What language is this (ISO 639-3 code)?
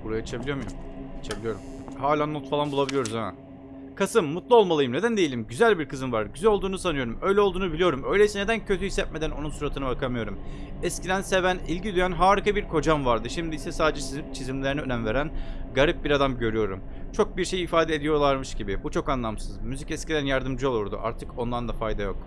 tur